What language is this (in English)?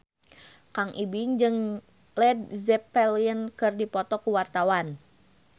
Sundanese